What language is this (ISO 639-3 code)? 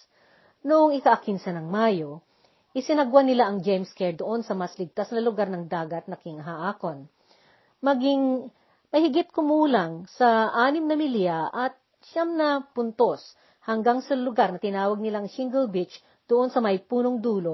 fil